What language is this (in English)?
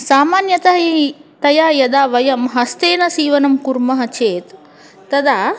Sanskrit